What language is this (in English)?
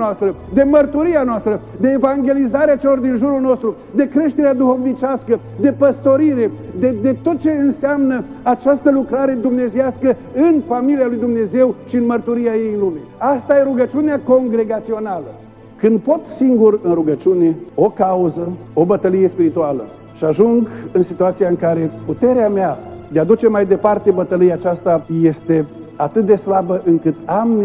Romanian